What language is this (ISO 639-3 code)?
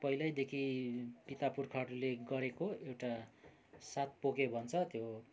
nep